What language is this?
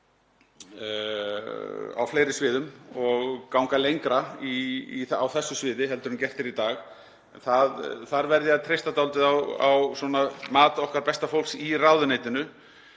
Icelandic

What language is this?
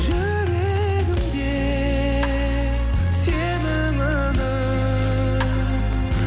Kazakh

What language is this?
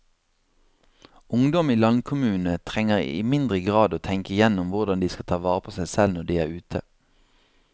Norwegian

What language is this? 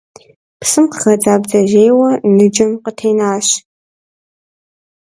Kabardian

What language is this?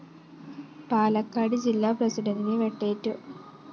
Malayalam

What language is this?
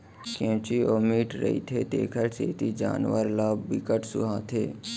Chhattisgarhi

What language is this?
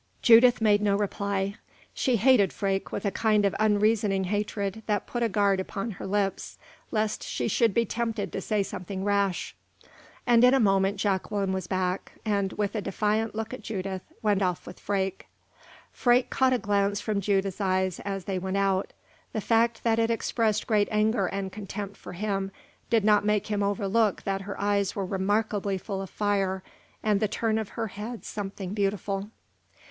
English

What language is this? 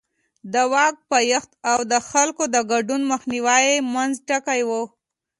Pashto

